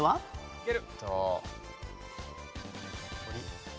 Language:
Japanese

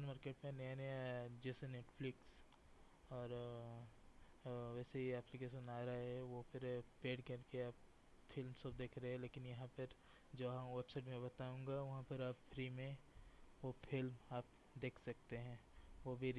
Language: Hindi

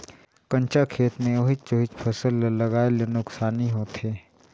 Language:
Chhattisgarhi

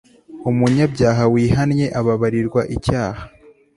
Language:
Kinyarwanda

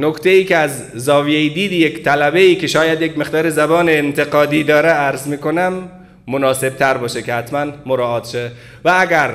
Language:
Persian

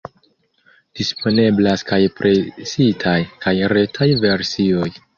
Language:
Esperanto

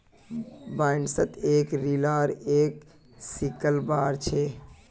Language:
Magahi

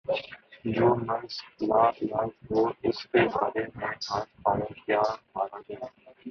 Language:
Urdu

